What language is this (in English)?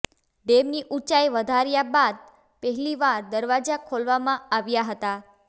Gujarati